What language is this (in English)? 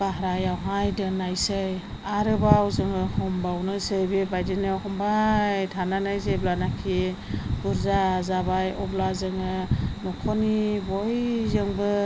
Bodo